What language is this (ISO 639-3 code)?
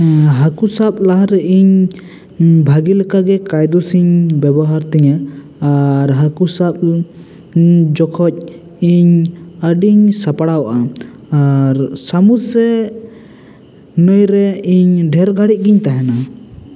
sat